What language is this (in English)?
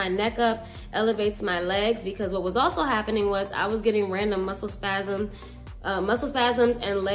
English